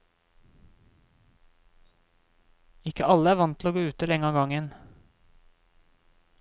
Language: Norwegian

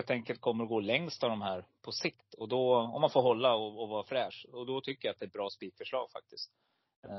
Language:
Swedish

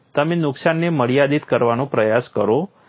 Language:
Gujarati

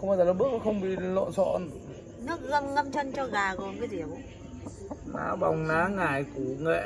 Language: Vietnamese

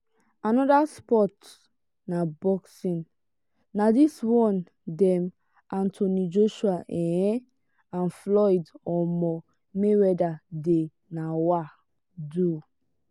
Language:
Nigerian Pidgin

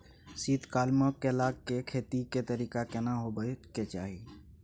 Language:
Maithili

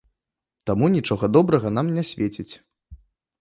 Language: Belarusian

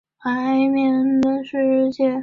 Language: Chinese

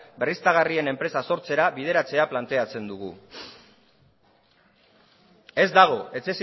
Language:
Basque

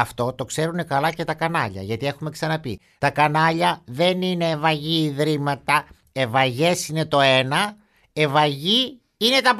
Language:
Greek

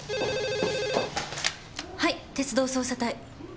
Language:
Japanese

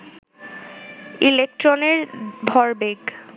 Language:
Bangla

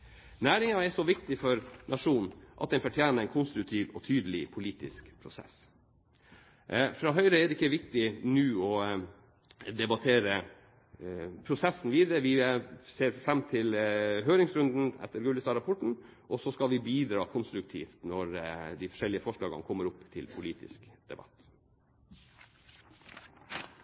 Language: Norwegian Bokmål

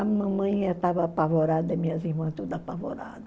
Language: Portuguese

